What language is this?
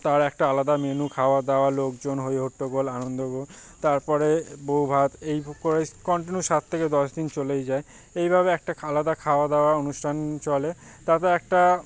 Bangla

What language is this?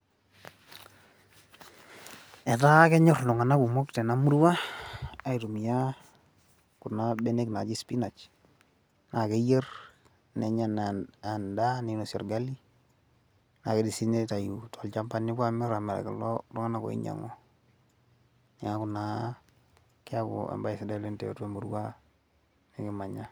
Masai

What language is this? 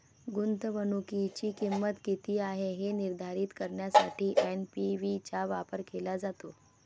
Marathi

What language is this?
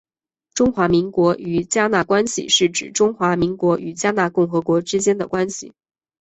Chinese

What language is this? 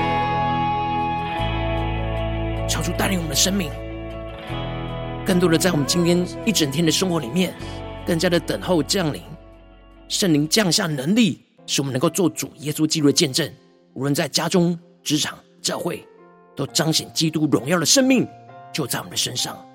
Chinese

